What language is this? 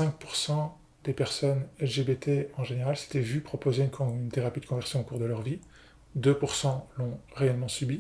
French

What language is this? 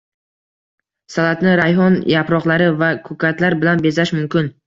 Uzbek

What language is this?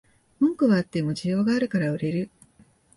Japanese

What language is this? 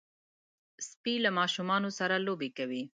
Pashto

